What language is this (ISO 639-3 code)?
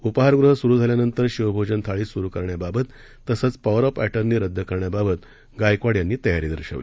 mar